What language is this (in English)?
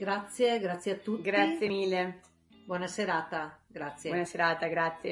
Italian